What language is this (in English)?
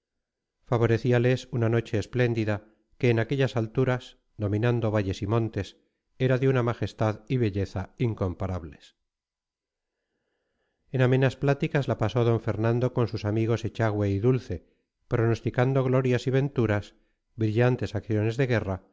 Spanish